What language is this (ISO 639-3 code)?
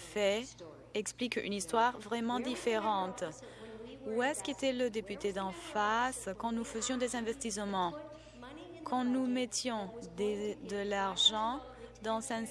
fra